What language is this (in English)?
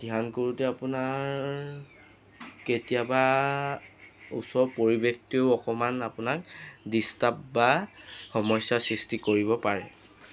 Assamese